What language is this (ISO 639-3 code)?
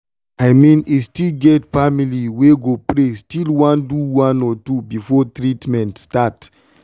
pcm